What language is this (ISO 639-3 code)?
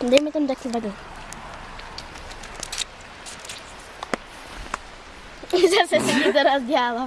ces